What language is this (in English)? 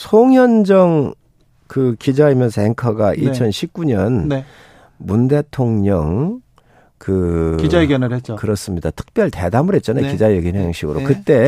Korean